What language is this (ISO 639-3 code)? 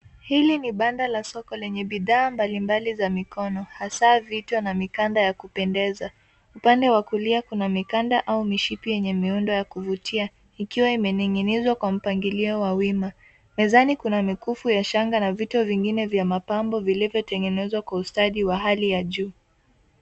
swa